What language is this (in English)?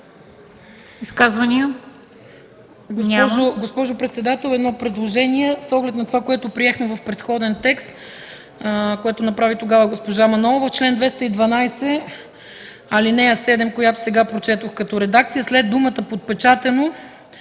Bulgarian